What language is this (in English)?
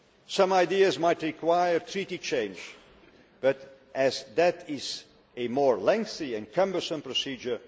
English